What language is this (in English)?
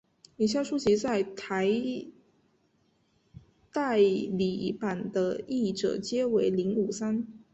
Chinese